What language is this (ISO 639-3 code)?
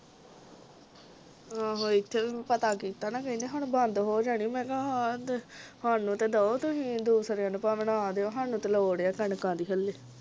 pan